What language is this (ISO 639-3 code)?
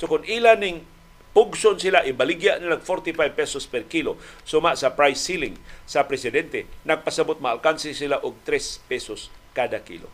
fil